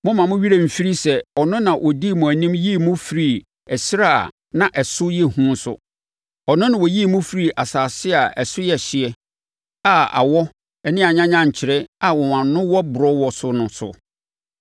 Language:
Akan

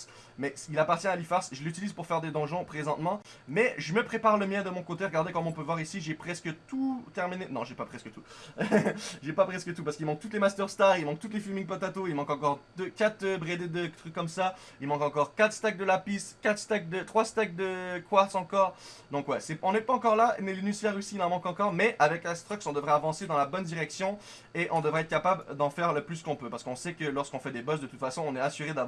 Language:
French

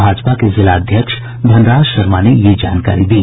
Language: Hindi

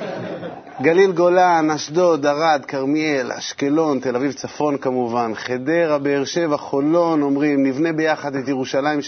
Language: Hebrew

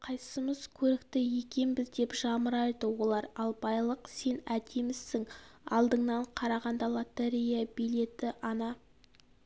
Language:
Kazakh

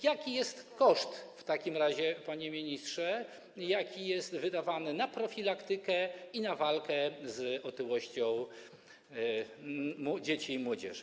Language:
Polish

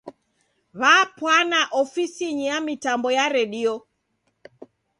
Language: Taita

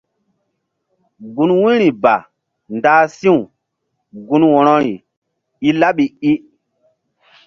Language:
Mbum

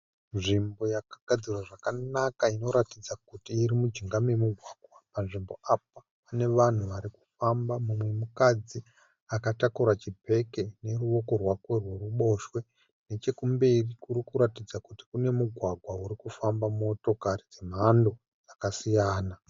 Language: Shona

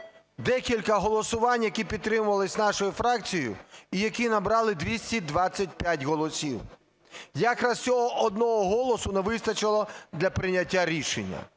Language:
Ukrainian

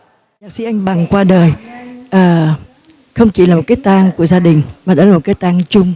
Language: Vietnamese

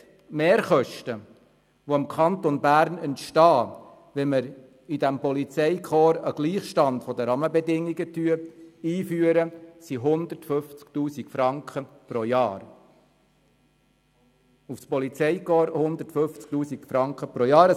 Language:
Swiss German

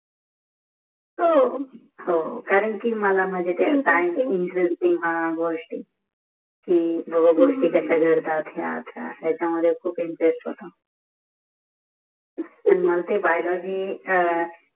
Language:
Marathi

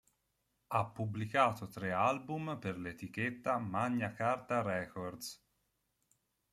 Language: Italian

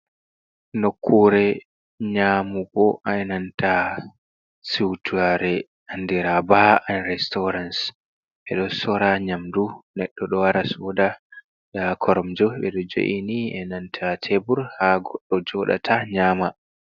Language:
Fula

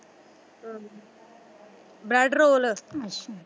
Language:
Punjabi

